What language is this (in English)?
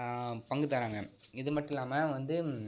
Tamil